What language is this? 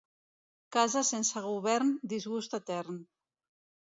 Catalan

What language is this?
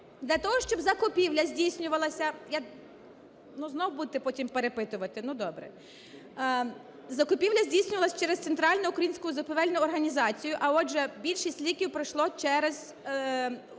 Ukrainian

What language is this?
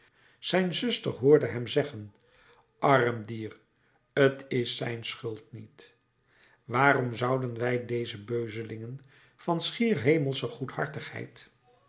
Dutch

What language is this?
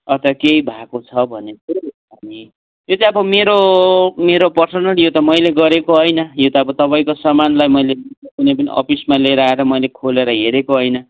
Nepali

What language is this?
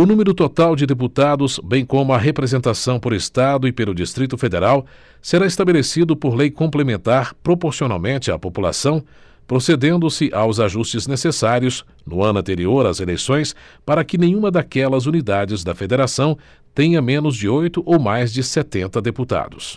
Portuguese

